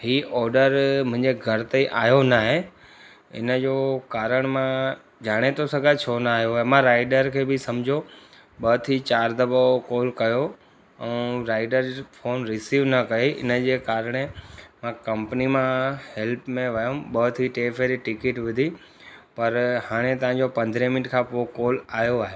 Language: Sindhi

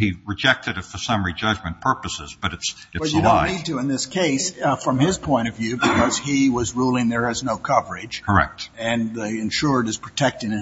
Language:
English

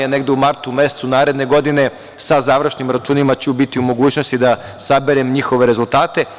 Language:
Serbian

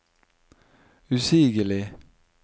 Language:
Norwegian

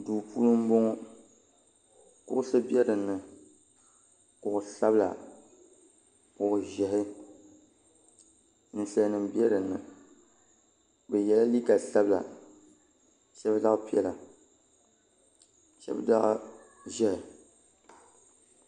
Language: Dagbani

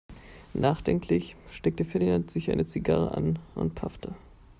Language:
German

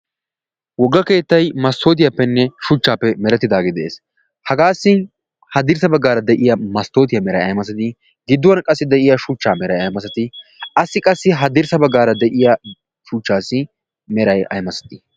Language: Wolaytta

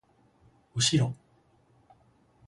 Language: Japanese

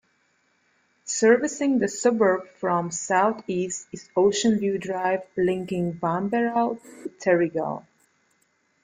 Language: English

